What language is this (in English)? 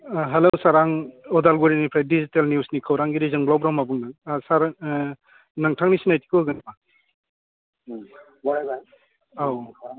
Bodo